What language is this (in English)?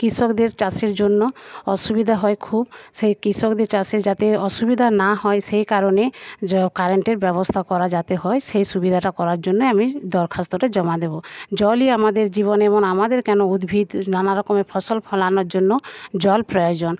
Bangla